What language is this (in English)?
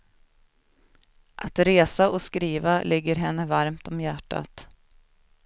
Swedish